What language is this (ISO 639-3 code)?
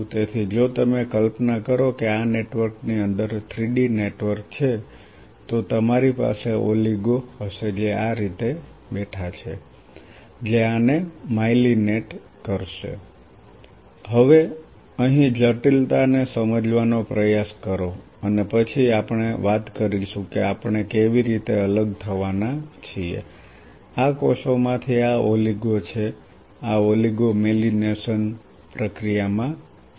guj